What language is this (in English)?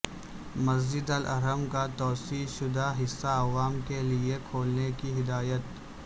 Urdu